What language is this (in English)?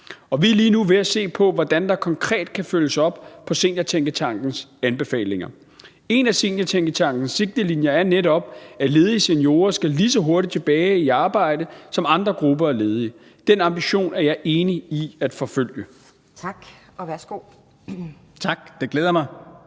Danish